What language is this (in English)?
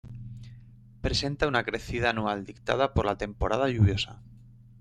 Spanish